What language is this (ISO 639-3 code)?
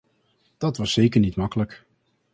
nld